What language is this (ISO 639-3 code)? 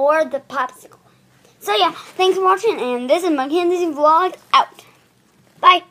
eng